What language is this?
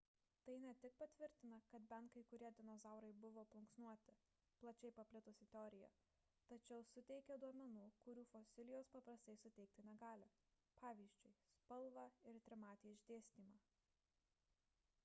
Lithuanian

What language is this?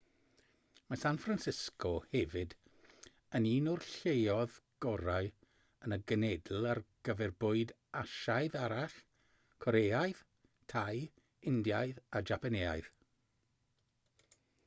Welsh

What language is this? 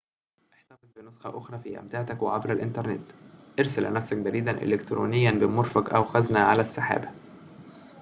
Arabic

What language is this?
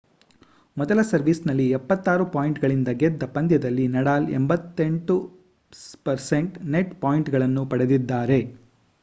Kannada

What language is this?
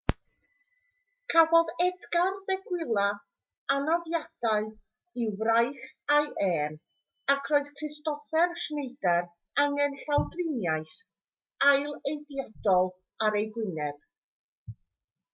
Welsh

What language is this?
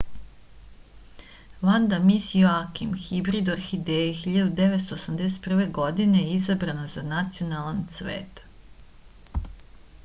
Serbian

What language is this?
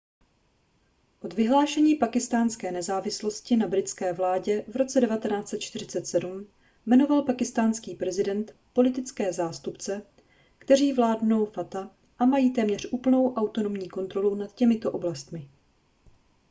Czech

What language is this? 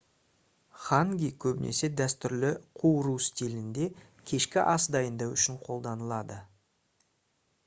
Kazakh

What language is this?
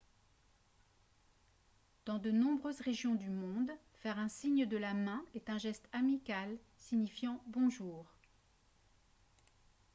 French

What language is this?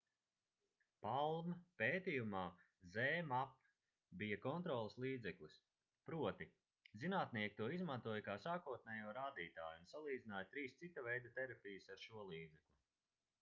Latvian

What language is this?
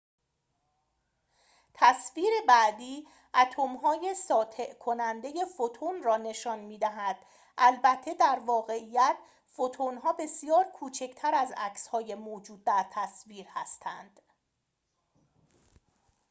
Persian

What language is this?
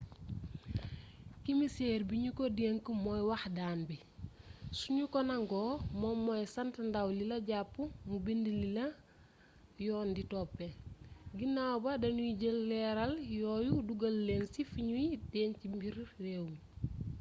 Wolof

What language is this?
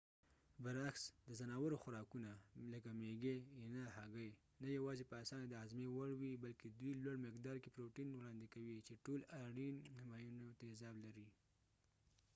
Pashto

